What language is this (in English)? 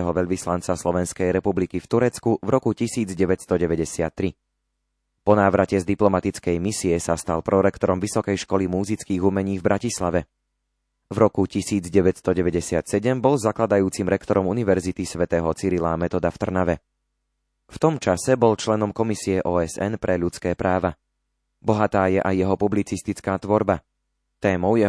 Slovak